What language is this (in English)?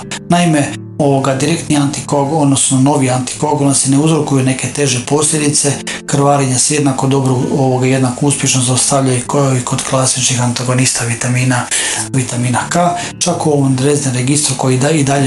Croatian